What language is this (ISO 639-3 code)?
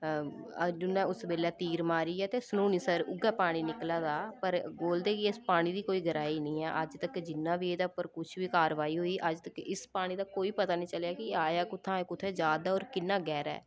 doi